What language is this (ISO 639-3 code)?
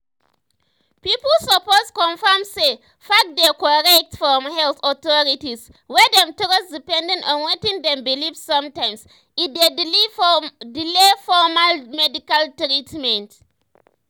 pcm